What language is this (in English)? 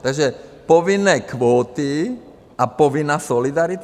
Czech